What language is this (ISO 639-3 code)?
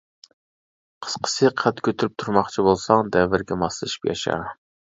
uig